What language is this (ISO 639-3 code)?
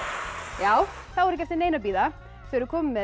isl